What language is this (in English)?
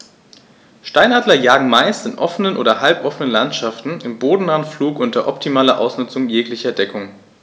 German